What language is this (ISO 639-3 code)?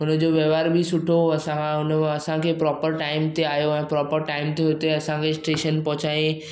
snd